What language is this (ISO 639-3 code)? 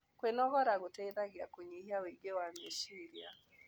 kik